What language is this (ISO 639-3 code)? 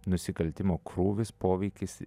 lit